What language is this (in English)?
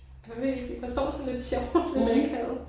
Danish